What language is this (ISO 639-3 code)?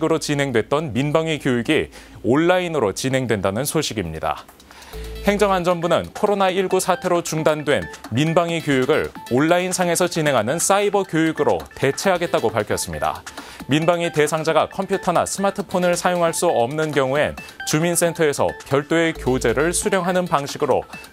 kor